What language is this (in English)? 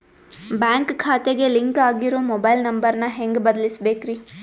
Kannada